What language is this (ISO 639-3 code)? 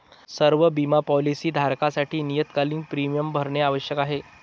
mar